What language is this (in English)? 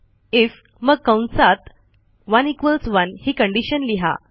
Marathi